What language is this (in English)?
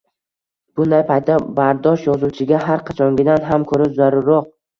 Uzbek